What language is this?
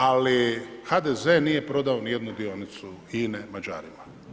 Croatian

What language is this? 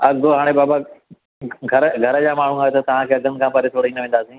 Sindhi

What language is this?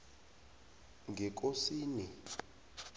South Ndebele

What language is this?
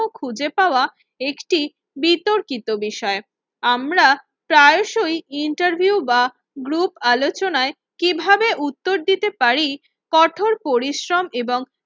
Bangla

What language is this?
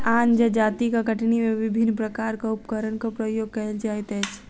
Maithili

